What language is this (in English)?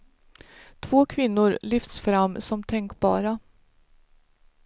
Swedish